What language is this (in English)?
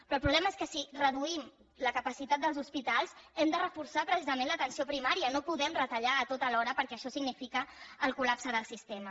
Catalan